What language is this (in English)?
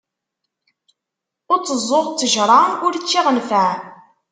Kabyle